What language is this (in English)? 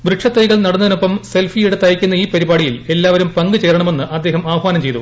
Malayalam